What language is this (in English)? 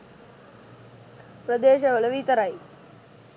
Sinhala